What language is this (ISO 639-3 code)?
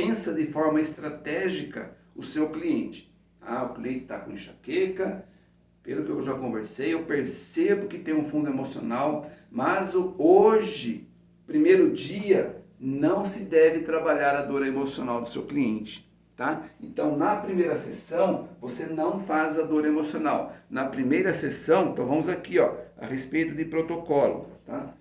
por